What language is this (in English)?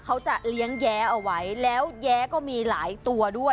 Thai